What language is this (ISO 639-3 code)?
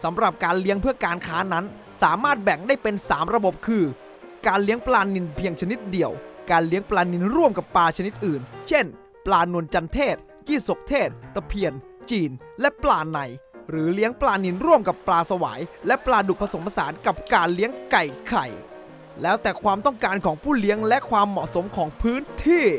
tha